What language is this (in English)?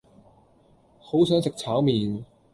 Cantonese